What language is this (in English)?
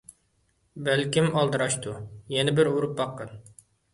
Uyghur